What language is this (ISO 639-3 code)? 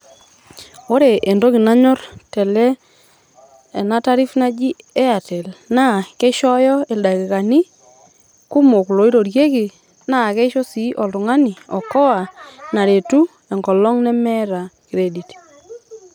mas